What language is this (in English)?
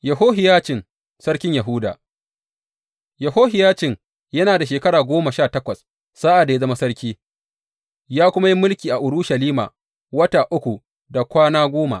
Hausa